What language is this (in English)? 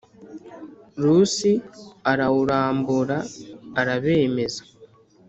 Kinyarwanda